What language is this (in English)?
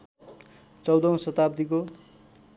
Nepali